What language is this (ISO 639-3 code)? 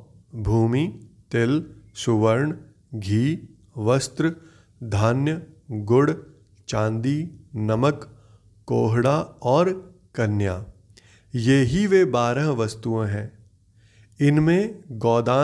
hin